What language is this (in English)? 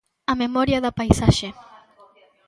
Galician